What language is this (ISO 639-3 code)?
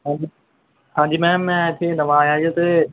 pan